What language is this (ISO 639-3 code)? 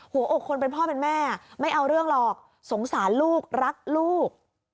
tha